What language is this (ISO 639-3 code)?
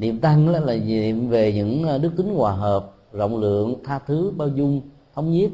vie